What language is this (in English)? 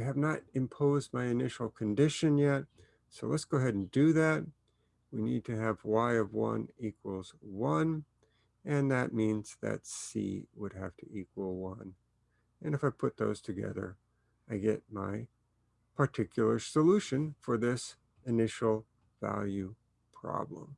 English